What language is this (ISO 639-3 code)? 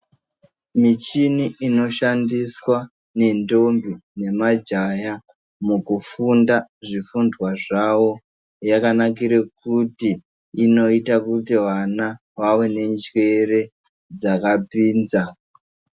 ndc